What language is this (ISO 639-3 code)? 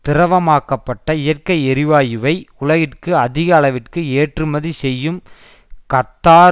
tam